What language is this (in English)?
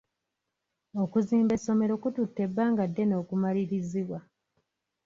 Ganda